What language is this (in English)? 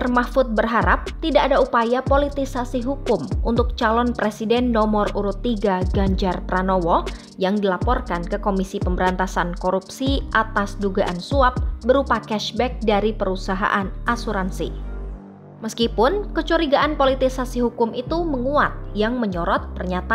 Indonesian